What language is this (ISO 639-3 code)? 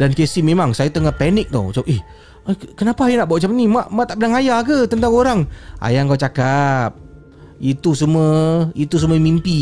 msa